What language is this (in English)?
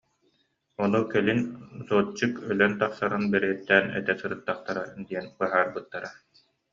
Yakut